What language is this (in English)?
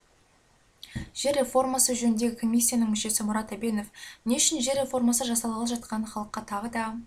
Kazakh